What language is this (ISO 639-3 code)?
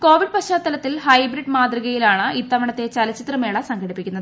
mal